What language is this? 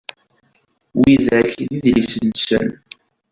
Kabyle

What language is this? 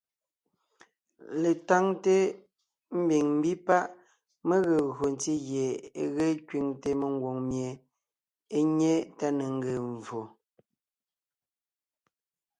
Ngiemboon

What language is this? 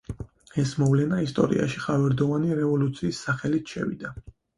Georgian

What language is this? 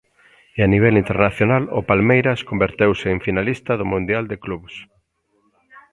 Galician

